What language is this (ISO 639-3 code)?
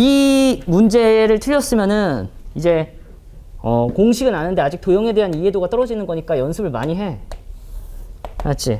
kor